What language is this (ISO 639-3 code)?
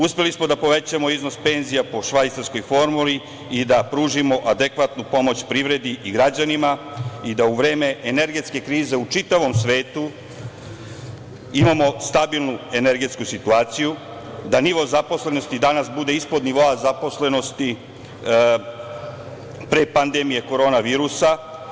srp